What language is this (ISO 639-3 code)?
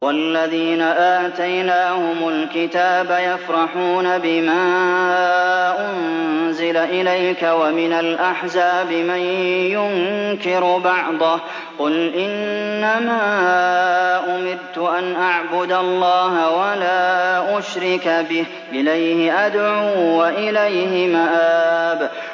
ara